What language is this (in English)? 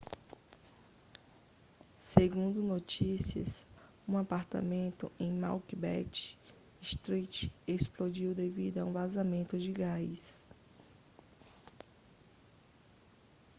Portuguese